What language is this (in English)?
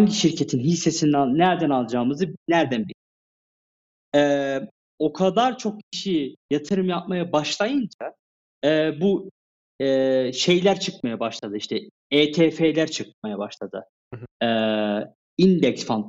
Turkish